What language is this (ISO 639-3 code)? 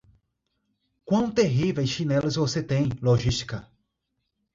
por